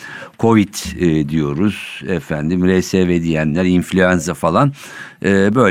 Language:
Turkish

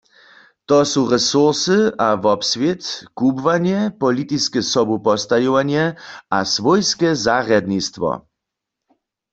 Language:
Upper Sorbian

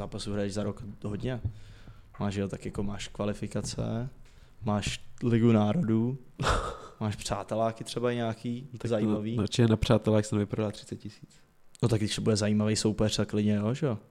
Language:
Czech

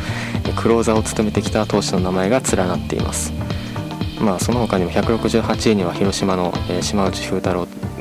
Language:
Japanese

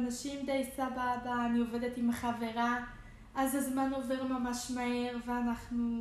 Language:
Hebrew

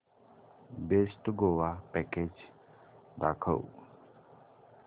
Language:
Marathi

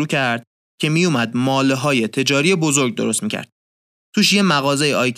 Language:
Persian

